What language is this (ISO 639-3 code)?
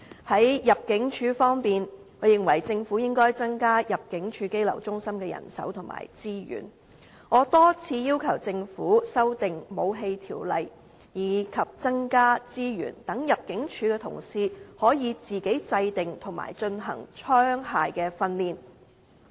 yue